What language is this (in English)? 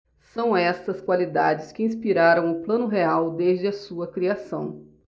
Portuguese